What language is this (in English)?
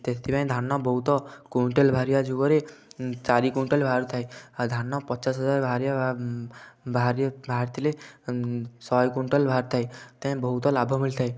Odia